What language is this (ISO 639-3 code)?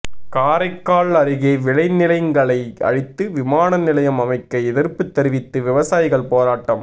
tam